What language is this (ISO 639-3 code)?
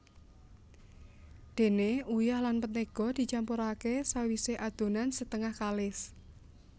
jav